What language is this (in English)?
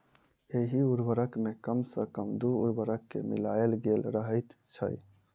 Maithili